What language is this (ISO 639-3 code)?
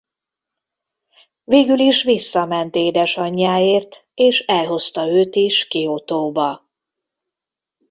hun